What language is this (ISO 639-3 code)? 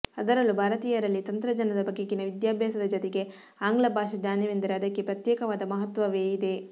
kan